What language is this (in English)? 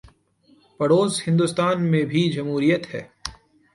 Urdu